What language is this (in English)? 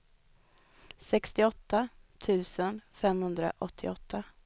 Swedish